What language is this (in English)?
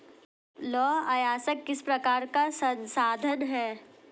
Hindi